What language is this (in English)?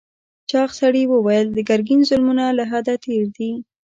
Pashto